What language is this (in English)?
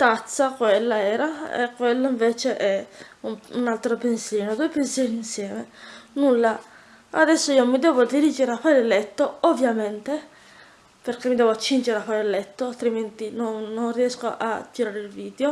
Italian